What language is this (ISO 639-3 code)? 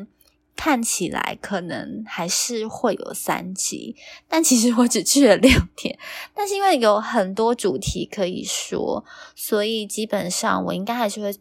zho